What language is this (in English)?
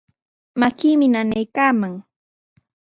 Sihuas Ancash Quechua